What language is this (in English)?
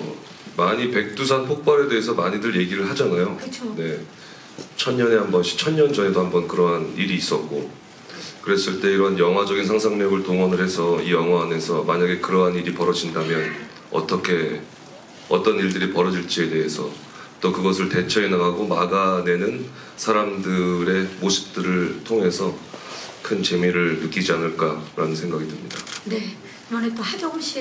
Korean